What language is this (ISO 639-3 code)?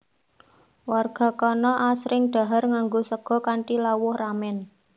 jav